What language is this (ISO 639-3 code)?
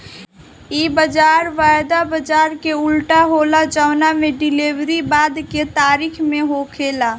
bho